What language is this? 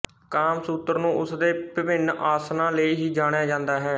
Punjabi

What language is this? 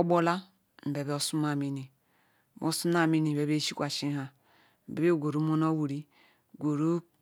Ikwere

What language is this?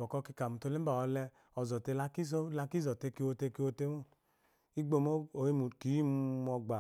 Eloyi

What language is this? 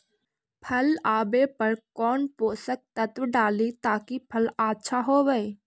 Magahi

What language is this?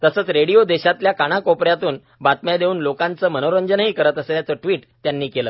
Marathi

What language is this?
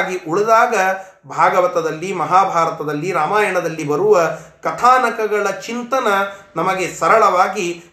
Kannada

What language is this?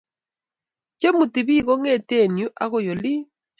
Kalenjin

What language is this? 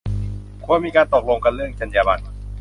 Thai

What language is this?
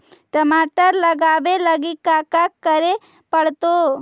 Magahi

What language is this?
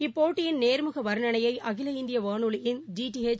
Tamil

